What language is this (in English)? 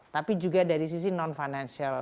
Indonesian